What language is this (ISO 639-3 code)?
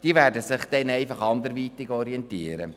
gsw